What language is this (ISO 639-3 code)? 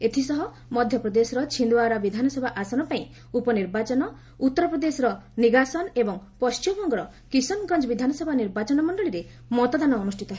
ori